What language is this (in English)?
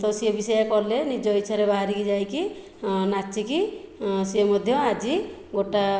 Odia